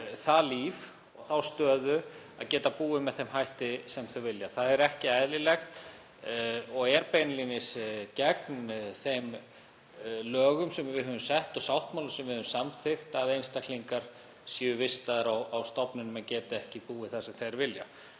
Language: Icelandic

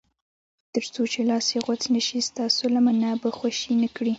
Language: Pashto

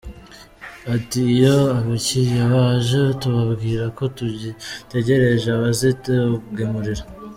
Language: Kinyarwanda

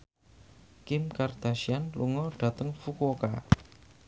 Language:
Javanese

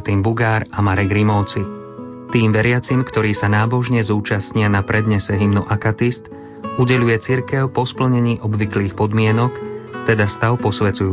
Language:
Slovak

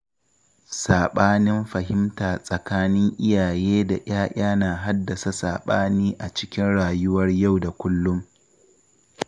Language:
Hausa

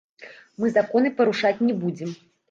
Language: Belarusian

